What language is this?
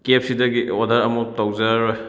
Manipuri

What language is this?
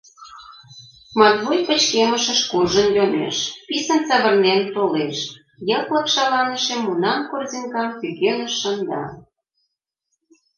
Mari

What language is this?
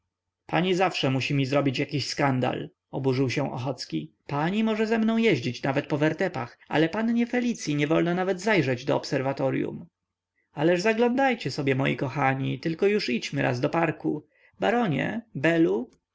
Polish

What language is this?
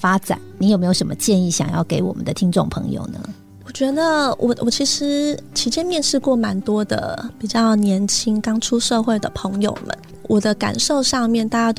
Chinese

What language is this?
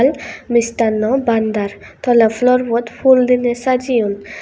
Chakma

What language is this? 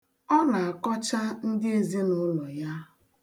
Igbo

